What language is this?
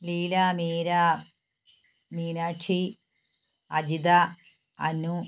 Malayalam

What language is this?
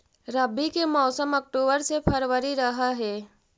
Magahi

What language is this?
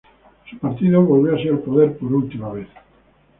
Spanish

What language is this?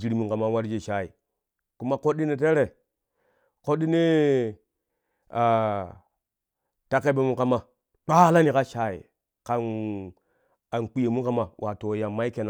Kushi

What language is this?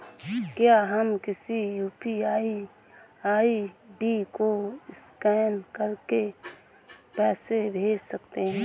Hindi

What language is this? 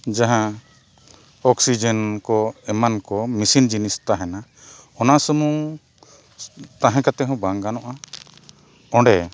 Santali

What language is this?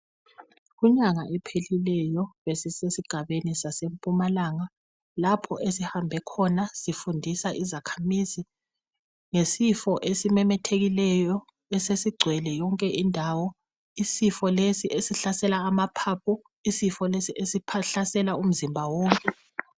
North Ndebele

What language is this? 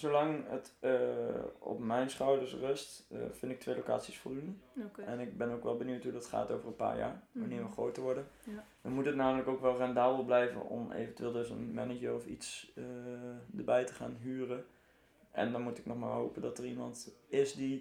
Dutch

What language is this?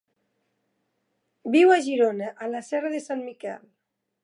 Catalan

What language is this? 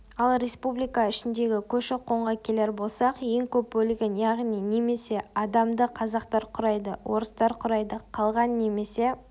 Kazakh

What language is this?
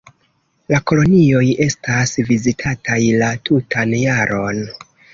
Esperanto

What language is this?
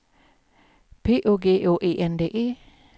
Swedish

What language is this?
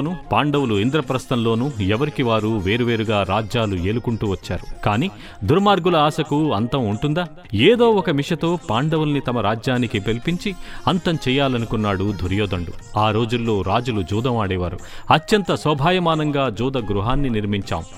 Telugu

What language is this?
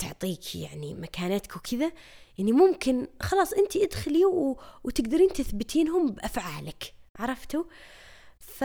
Arabic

